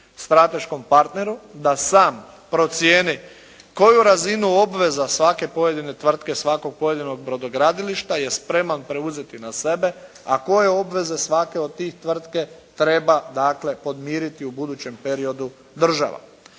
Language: Croatian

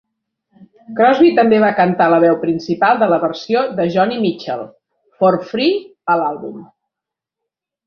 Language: Catalan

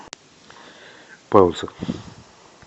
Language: Russian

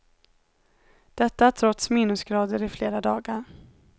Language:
Swedish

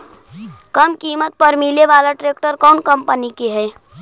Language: Magahi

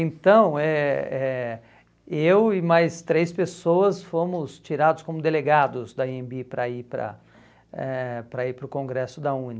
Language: Portuguese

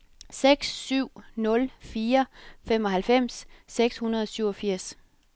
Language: Danish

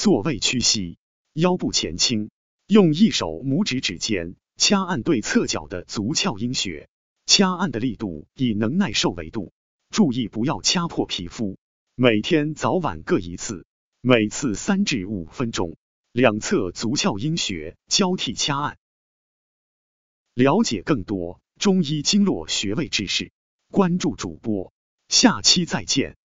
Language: Chinese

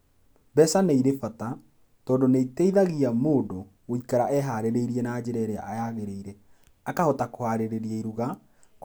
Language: Kikuyu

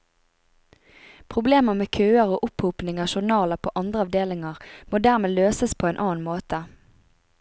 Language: Norwegian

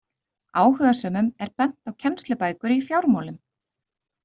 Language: Icelandic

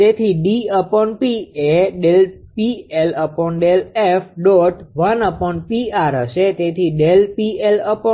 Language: Gujarati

